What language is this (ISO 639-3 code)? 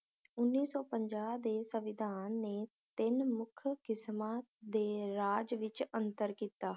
pan